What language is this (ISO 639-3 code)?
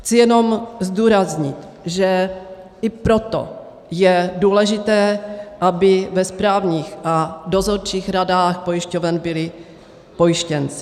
ces